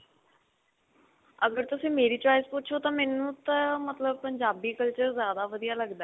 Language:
Punjabi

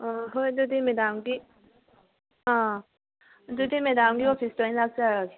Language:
Manipuri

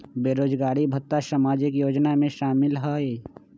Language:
Magahi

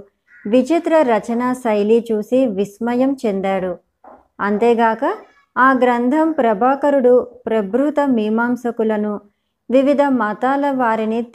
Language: Telugu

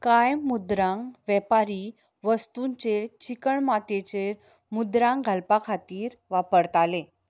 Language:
Konkani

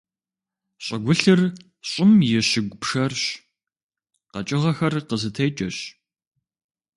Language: Kabardian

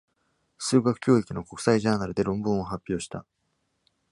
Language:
Japanese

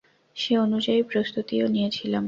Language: Bangla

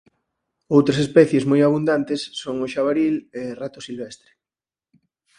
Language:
Galician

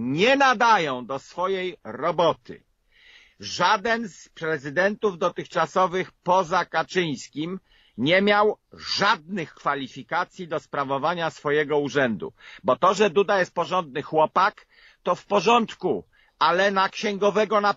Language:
Polish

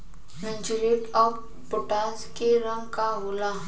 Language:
Bhojpuri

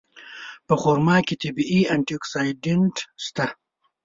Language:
Pashto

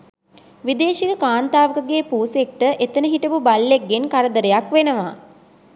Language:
Sinhala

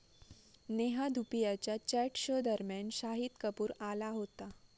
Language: Marathi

